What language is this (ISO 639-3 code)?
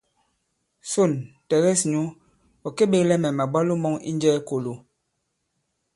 abb